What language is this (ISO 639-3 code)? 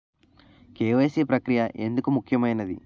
tel